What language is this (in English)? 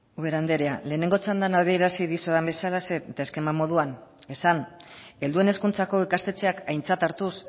Basque